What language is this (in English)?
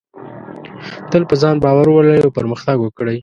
Pashto